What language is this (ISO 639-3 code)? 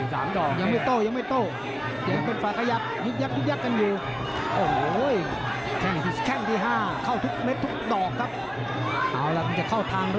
tha